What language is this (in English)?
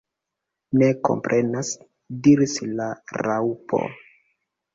Esperanto